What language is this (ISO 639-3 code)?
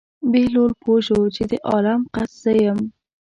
pus